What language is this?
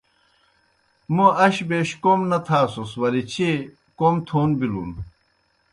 Kohistani Shina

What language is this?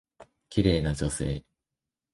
Japanese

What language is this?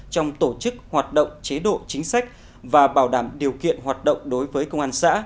Vietnamese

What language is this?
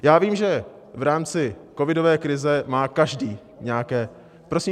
Czech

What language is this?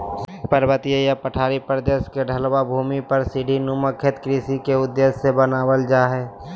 Magahi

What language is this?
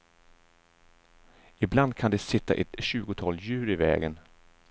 Swedish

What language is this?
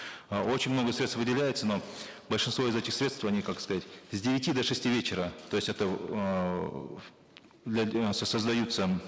Kazakh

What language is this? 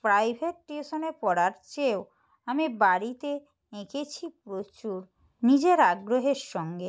Bangla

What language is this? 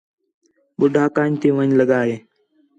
Khetrani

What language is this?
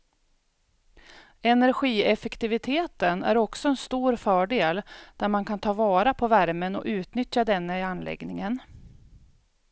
Swedish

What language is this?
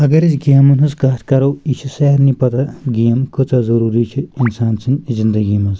Kashmiri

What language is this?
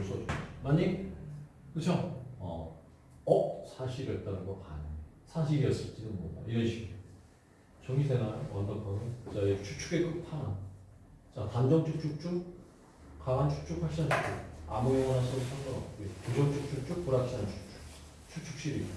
Korean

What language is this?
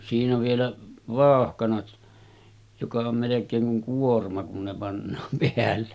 Finnish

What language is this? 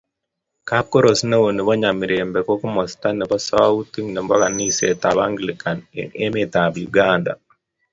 Kalenjin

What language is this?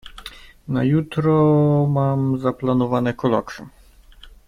Polish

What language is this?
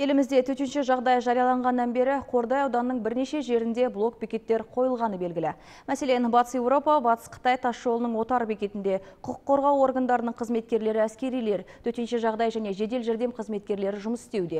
Turkish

